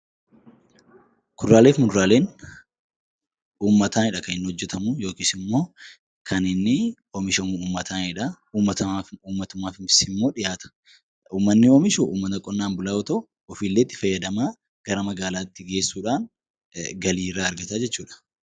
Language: Oromo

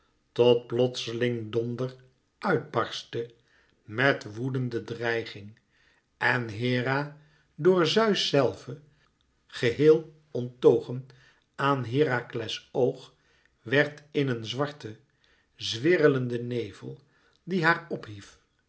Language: Dutch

